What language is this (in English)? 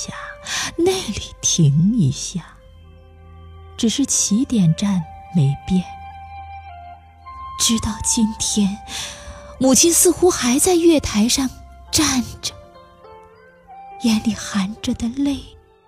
Chinese